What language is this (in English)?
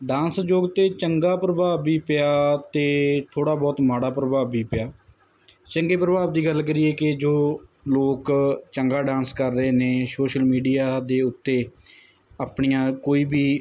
Punjabi